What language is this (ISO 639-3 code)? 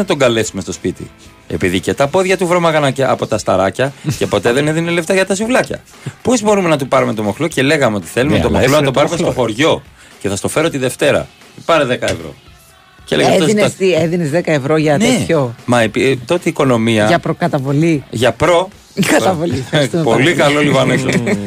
ell